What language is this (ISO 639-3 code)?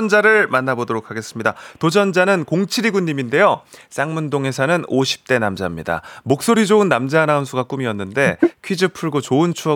kor